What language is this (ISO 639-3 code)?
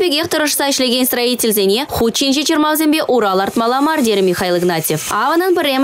rus